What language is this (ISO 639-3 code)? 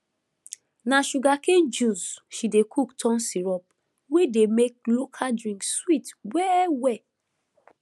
pcm